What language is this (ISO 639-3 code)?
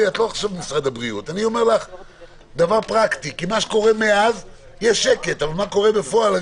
heb